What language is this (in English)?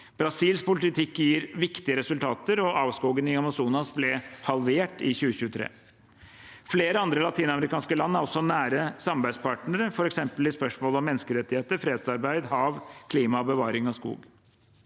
Norwegian